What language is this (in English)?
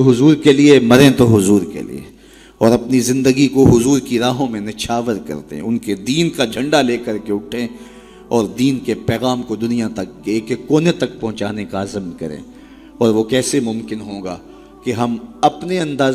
Urdu